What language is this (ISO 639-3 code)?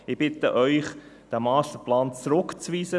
gsw